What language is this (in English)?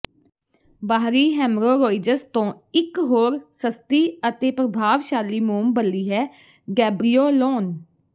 Punjabi